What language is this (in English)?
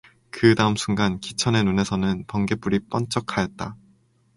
Korean